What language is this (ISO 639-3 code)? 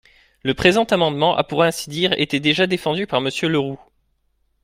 fra